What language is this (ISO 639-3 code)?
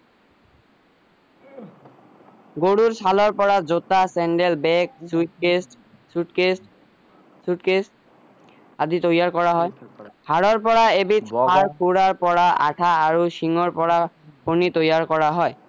asm